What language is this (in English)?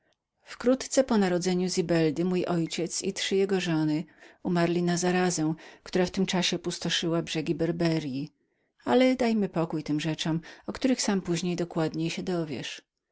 Polish